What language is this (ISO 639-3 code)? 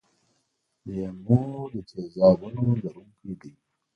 pus